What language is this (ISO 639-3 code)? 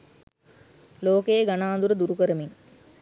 sin